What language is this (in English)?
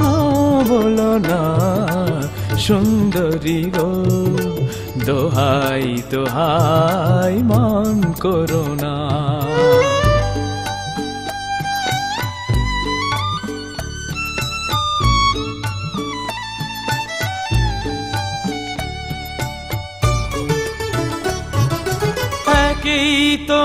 Hindi